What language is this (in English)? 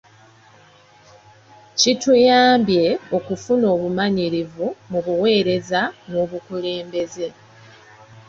Ganda